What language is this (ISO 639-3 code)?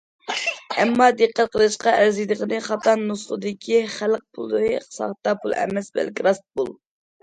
uig